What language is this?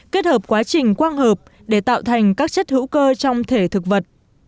Vietnamese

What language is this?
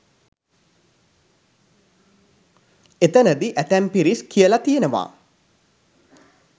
Sinhala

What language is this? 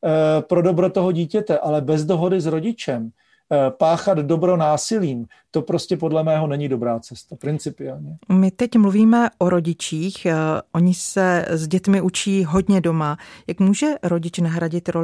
Czech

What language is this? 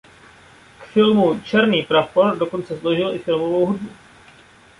Czech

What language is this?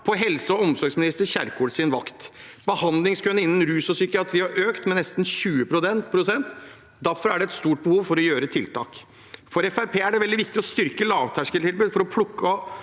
Norwegian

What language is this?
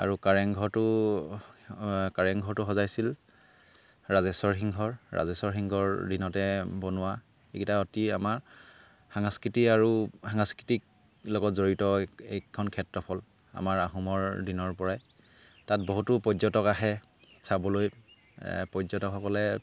Assamese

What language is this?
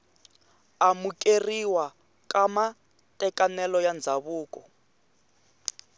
Tsonga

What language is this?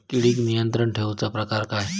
Marathi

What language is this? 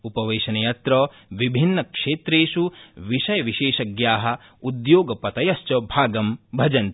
Sanskrit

